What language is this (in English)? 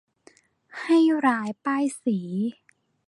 Thai